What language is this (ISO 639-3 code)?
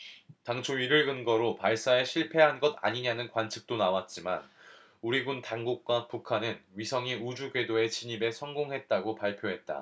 kor